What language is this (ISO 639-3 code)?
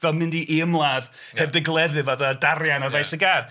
cym